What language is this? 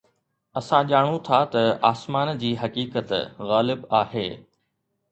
Sindhi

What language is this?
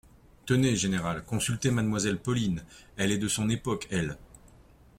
French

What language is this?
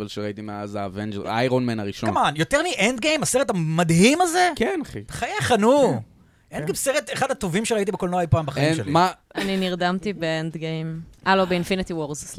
Hebrew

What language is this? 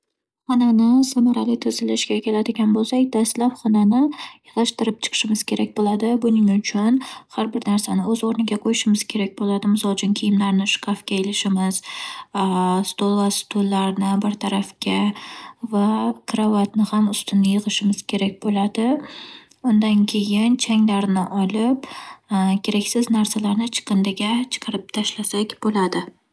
Uzbek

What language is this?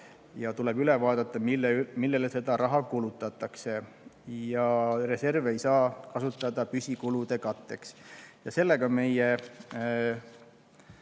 Estonian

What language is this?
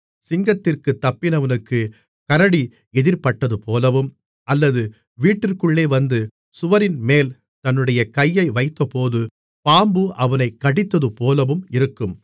Tamil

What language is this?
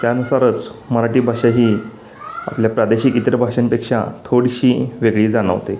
Marathi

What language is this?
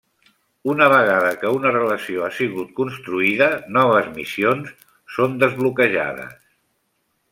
Catalan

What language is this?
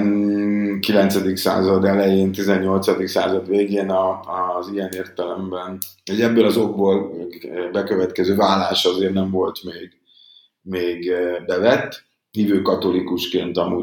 Hungarian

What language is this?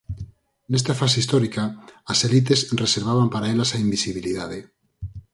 Galician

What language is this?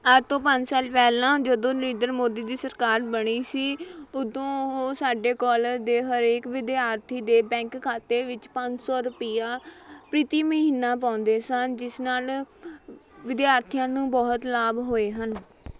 Punjabi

